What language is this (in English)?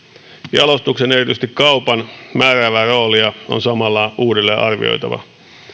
Finnish